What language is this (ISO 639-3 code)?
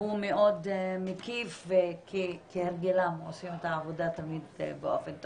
heb